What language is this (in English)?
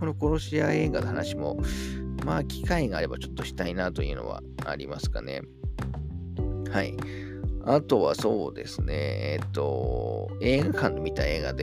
Japanese